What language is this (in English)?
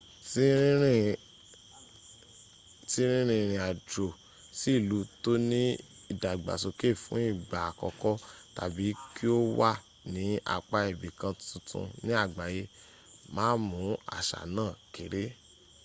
Yoruba